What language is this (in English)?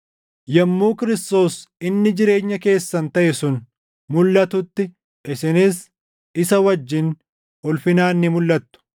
Oromo